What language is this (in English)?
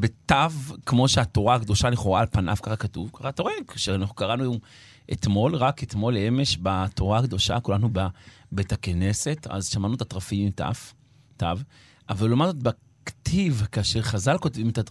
Hebrew